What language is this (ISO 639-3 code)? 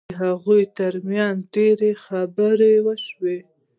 pus